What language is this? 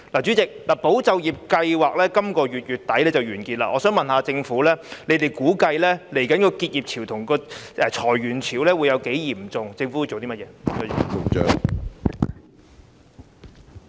Cantonese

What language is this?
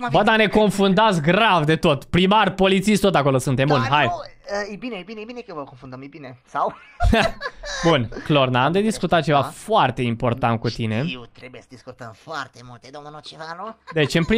Romanian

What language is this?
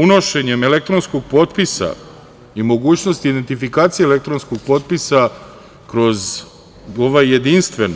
Serbian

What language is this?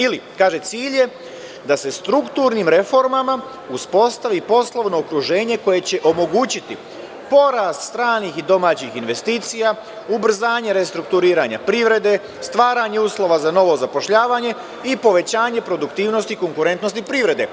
Serbian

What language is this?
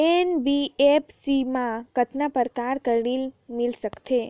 Chhattisgarhi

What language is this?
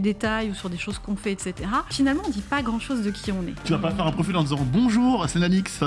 French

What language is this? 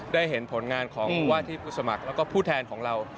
Thai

